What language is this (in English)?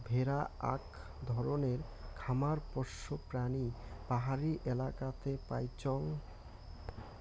Bangla